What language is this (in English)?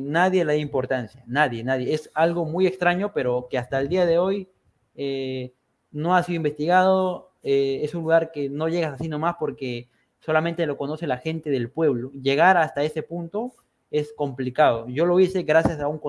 Spanish